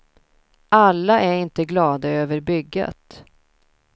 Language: Swedish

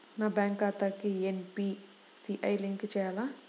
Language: Telugu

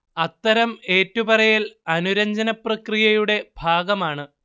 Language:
Malayalam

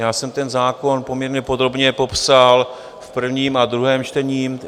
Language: Czech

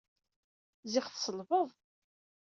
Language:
Kabyle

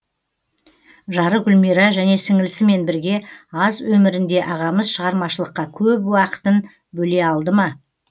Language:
Kazakh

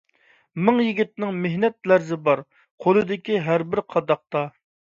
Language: Uyghur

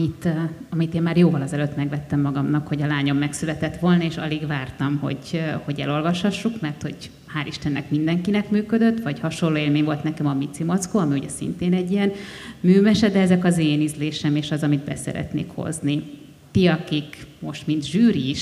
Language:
Hungarian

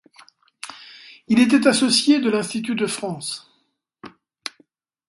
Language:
French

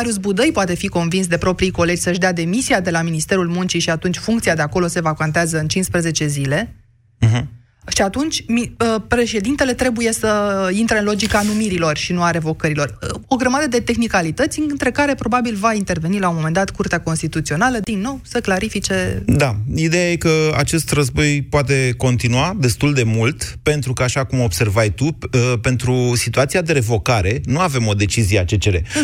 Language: Romanian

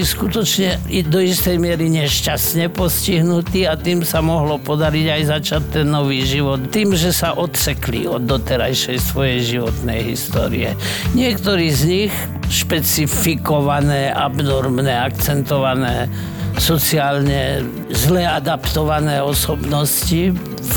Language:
Slovak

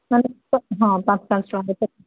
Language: Odia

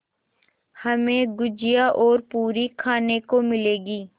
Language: Hindi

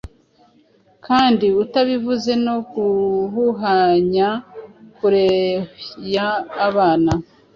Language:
Kinyarwanda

